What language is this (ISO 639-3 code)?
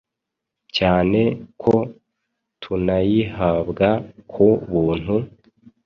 kin